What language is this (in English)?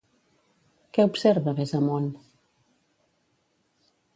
Catalan